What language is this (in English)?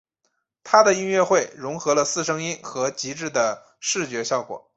Chinese